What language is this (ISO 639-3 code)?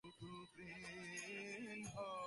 ben